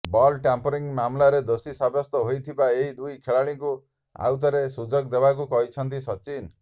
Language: Odia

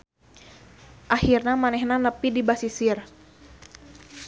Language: Sundanese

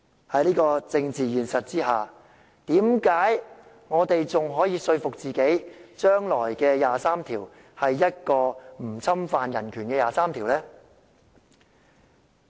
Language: Cantonese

